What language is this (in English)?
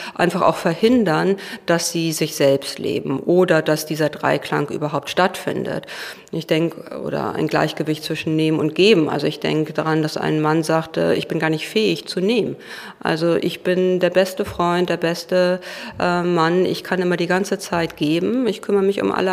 German